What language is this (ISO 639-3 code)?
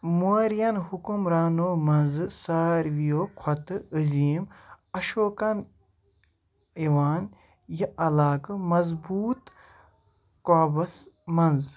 kas